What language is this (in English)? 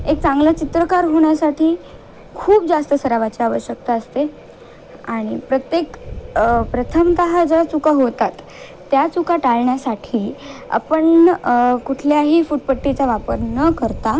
Marathi